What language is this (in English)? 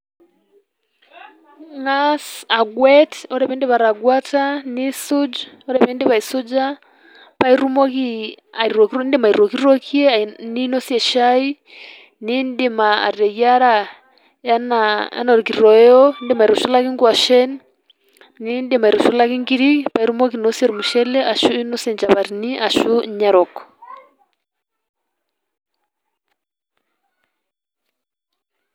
Masai